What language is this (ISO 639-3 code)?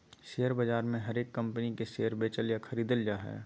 mag